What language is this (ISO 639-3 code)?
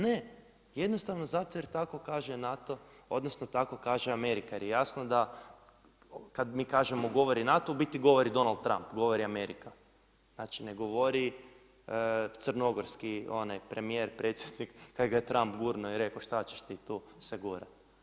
hrv